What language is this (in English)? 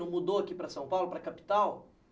Portuguese